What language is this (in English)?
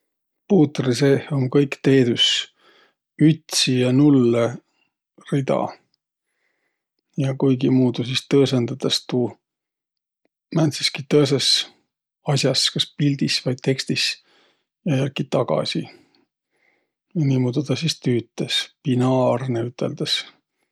Võro